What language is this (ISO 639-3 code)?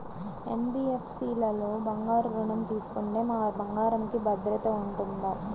tel